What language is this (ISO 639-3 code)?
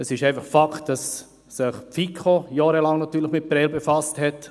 gsw